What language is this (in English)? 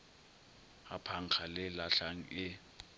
Northern Sotho